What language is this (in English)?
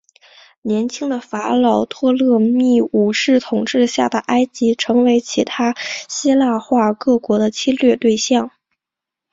Chinese